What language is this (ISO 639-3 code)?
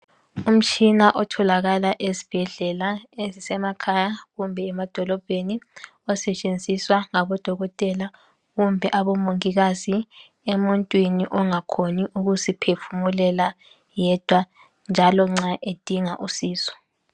nde